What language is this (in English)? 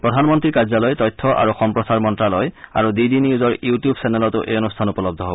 Assamese